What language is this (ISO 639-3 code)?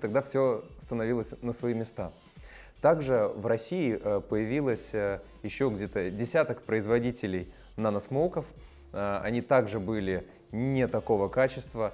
rus